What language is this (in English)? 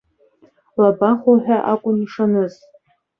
Abkhazian